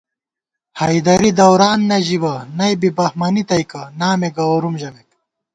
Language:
Gawar-Bati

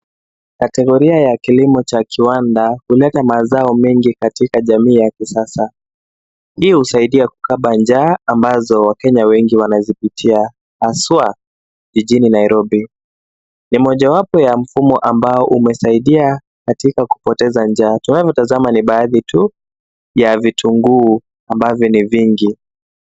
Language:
Swahili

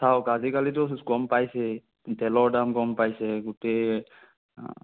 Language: Assamese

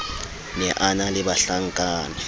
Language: Southern Sotho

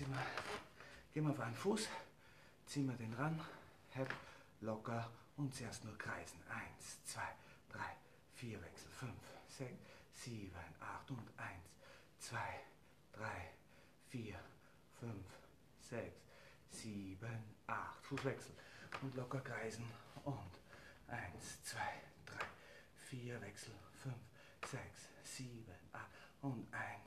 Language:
German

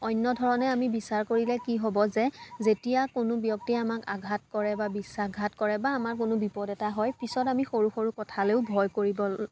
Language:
Assamese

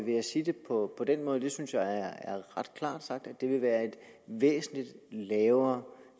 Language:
Danish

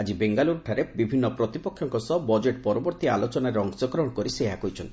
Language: Odia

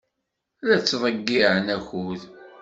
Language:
Kabyle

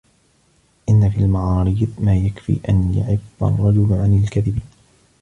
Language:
Arabic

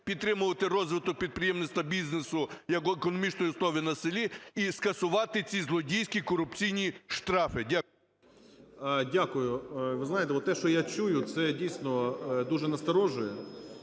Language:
Ukrainian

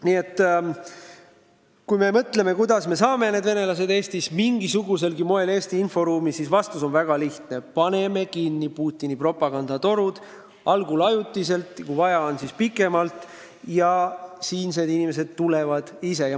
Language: Estonian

